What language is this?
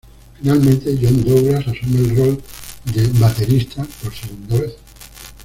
Spanish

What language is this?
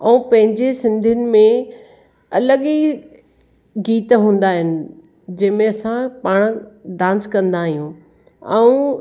Sindhi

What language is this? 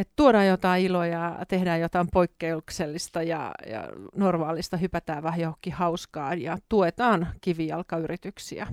Finnish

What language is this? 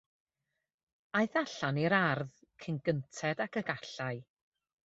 Welsh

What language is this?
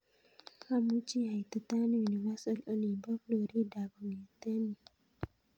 Kalenjin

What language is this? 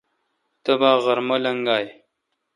Kalkoti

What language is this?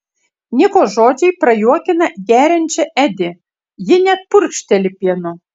Lithuanian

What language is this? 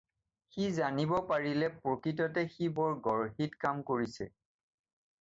Assamese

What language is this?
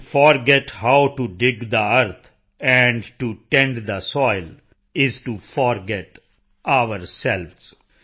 Punjabi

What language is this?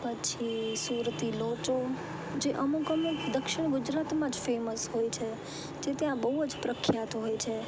Gujarati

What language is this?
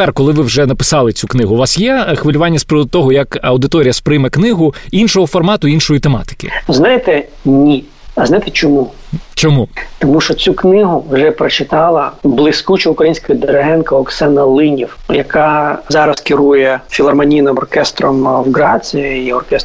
Ukrainian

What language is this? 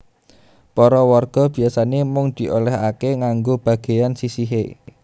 Javanese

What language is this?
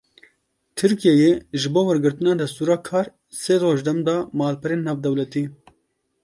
Kurdish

